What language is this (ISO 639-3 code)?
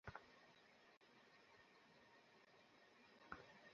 ben